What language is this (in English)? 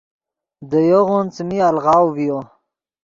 Yidgha